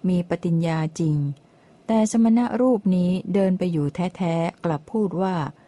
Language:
Thai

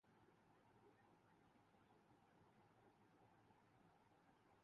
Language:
Urdu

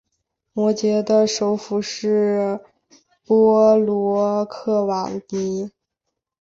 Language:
Chinese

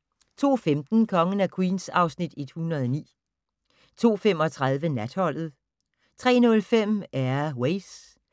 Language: Danish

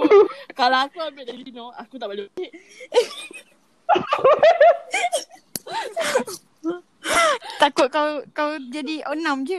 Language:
Malay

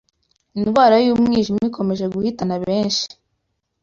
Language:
Kinyarwanda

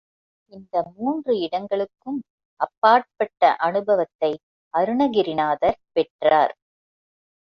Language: Tamil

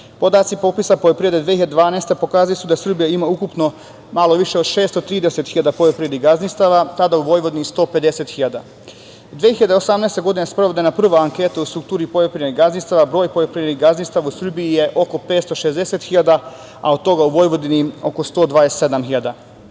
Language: Serbian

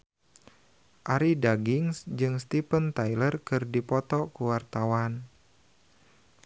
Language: Sundanese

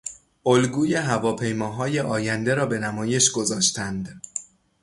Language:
Persian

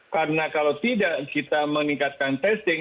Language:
Indonesian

